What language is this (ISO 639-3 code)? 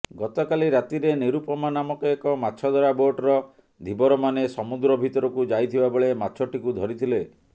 ori